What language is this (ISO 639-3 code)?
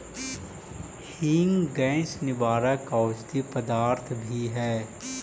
mag